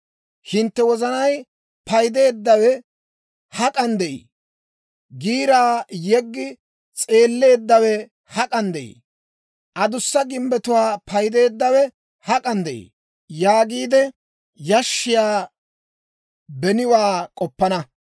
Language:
Dawro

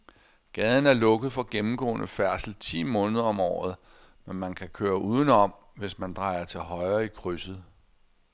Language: Danish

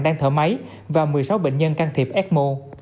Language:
Vietnamese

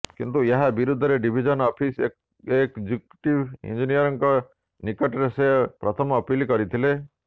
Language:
Odia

